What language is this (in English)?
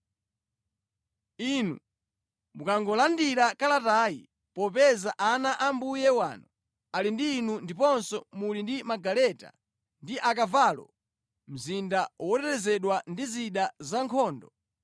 Nyanja